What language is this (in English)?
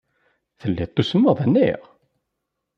Kabyle